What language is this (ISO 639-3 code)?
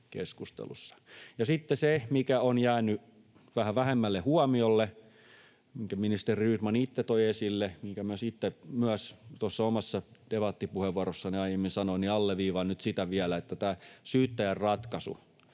fin